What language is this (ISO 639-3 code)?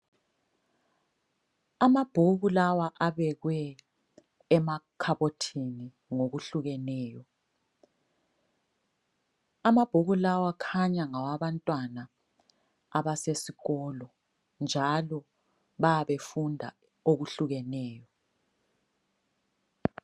nde